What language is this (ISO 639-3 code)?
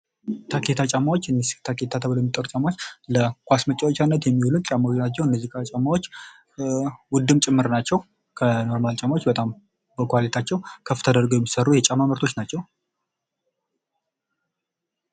amh